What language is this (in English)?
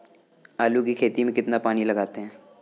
Hindi